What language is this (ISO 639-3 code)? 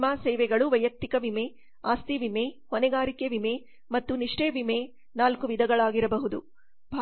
kan